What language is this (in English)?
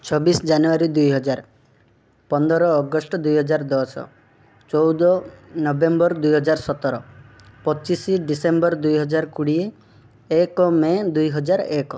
Odia